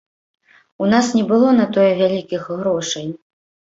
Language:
Belarusian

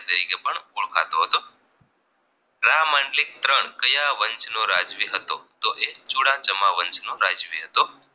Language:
Gujarati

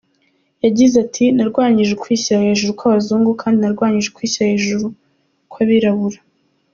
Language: Kinyarwanda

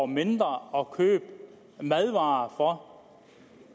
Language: Danish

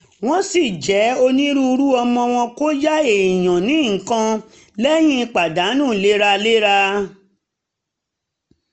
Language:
Yoruba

